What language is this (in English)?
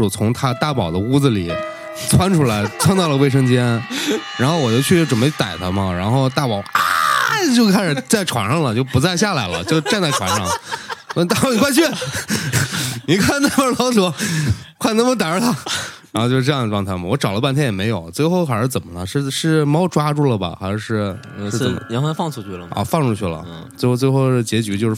Chinese